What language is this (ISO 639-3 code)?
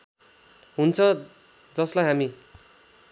nep